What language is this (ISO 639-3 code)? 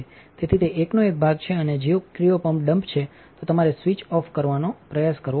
guj